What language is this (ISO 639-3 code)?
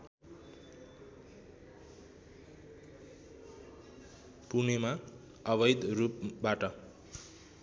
nep